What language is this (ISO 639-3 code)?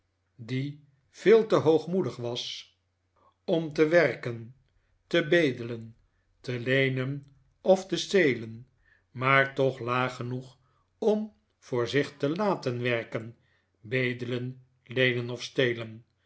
nld